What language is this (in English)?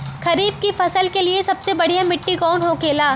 Bhojpuri